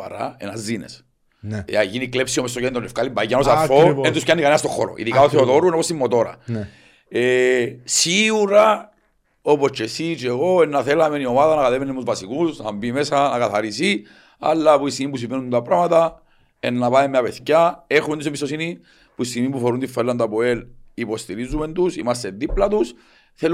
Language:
Greek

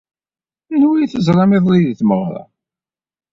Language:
Kabyle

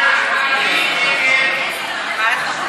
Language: Hebrew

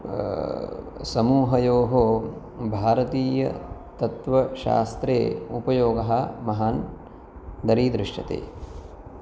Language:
Sanskrit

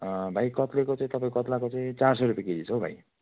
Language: Nepali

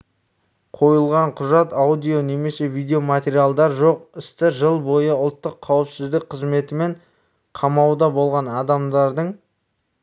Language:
Kazakh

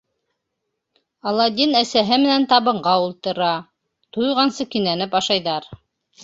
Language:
Bashkir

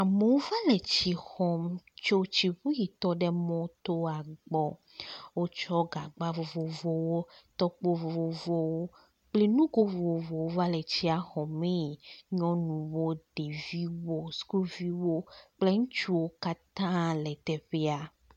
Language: Ewe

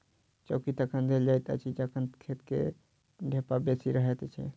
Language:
Maithili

